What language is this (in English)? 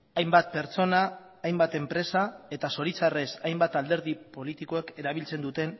Basque